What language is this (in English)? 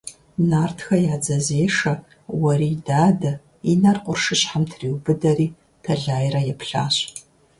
Kabardian